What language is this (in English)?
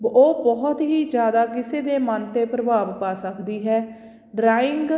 Punjabi